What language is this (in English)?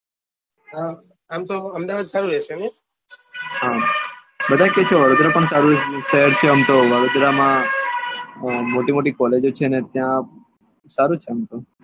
Gujarati